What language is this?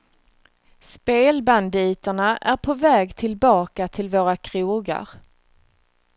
Swedish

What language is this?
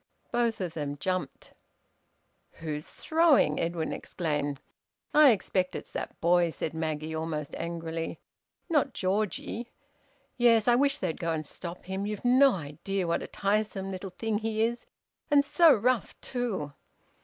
English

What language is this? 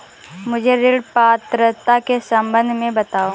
Hindi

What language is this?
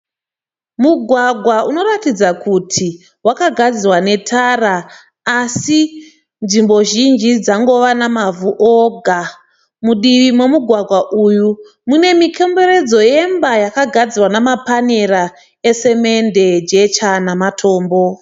Shona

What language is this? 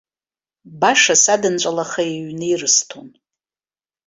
Abkhazian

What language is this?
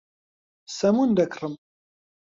Central Kurdish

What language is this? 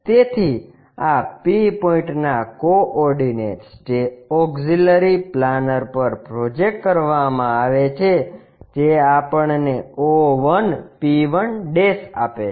Gujarati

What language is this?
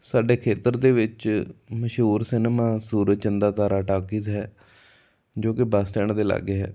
Punjabi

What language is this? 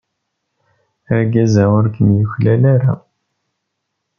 Kabyle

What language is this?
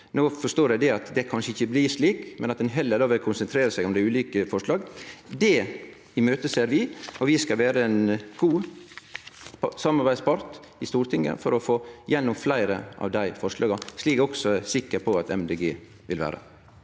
Norwegian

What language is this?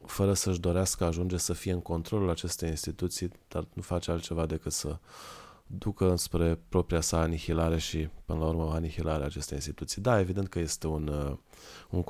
Romanian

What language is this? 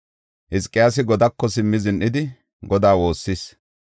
Gofa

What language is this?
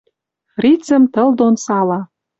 Western Mari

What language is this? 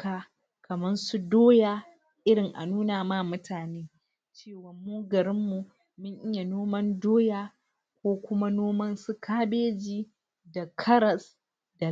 Hausa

